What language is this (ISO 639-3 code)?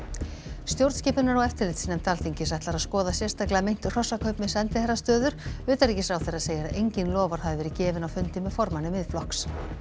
isl